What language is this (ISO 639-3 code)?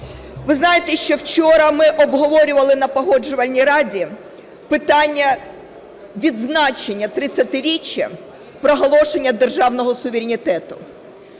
ukr